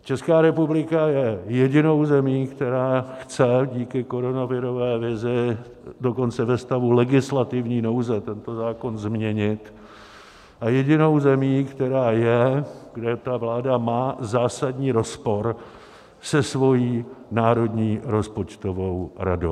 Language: Czech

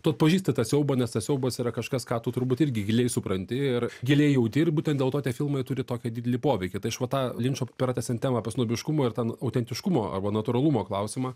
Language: Lithuanian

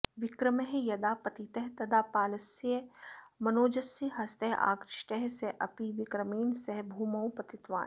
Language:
Sanskrit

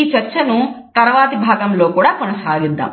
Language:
Telugu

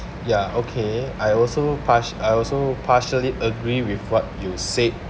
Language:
English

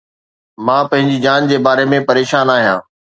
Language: Sindhi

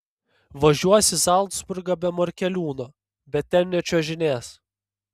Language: Lithuanian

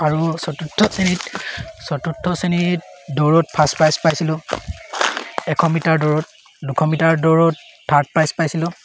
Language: Assamese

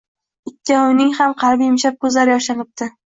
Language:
Uzbek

